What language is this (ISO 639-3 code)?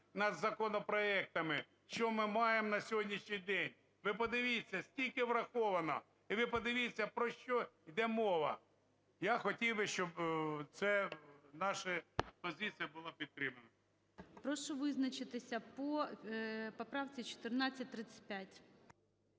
ukr